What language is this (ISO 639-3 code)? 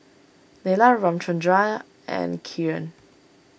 eng